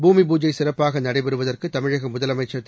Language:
Tamil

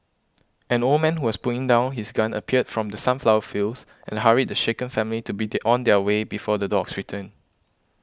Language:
English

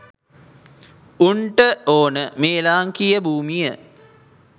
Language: Sinhala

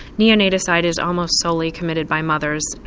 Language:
English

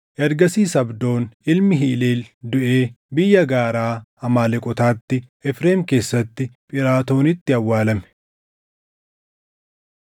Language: Oromo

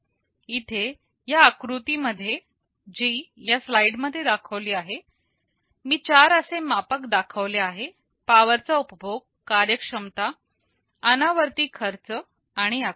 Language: Marathi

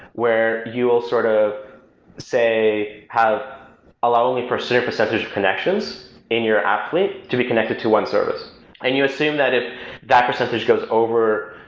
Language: English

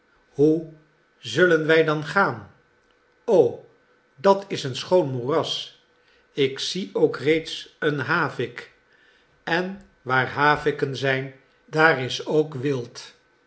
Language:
Dutch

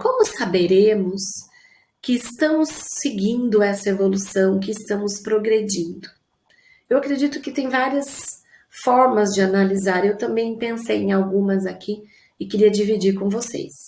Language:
Portuguese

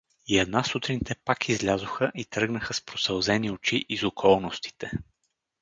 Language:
Bulgarian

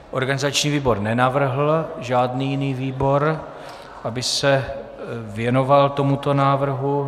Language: Czech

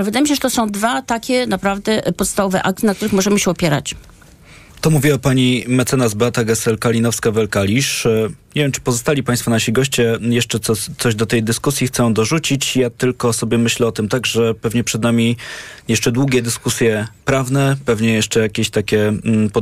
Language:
Polish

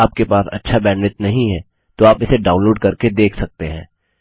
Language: Hindi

